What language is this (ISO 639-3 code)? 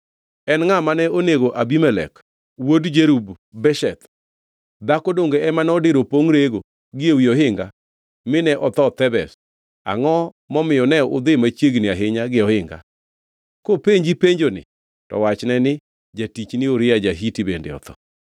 luo